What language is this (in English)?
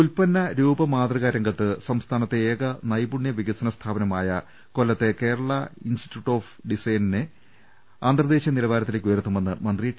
Malayalam